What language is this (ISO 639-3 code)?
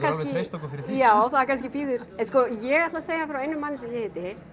isl